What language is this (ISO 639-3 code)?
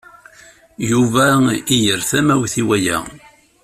kab